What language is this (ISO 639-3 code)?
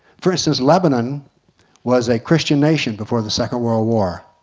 eng